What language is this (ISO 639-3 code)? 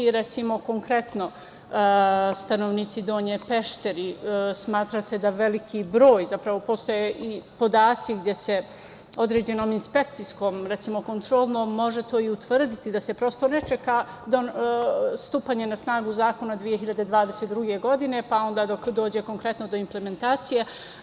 srp